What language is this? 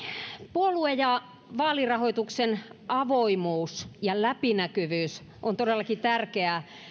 Finnish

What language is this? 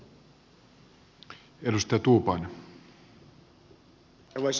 Finnish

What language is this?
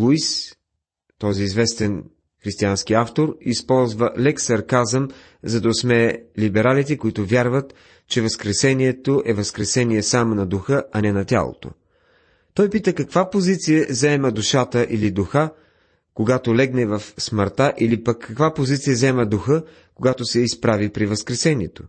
Bulgarian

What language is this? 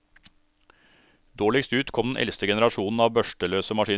Norwegian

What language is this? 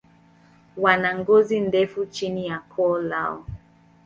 Swahili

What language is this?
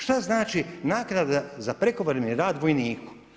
Croatian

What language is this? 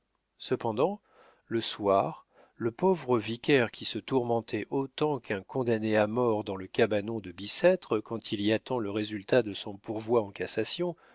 French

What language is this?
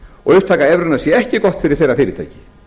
Icelandic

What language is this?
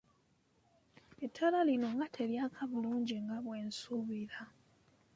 Ganda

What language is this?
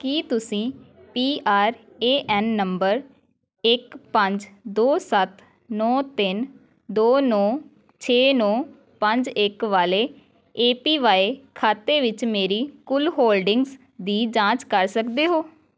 Punjabi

